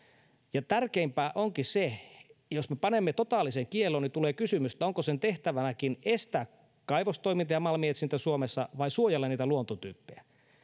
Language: Finnish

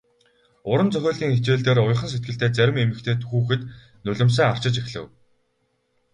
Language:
Mongolian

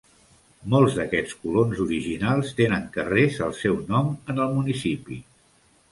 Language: Catalan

